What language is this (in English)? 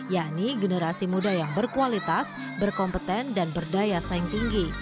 Indonesian